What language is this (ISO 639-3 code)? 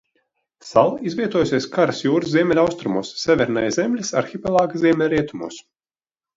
lav